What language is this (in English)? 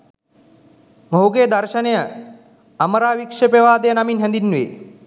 Sinhala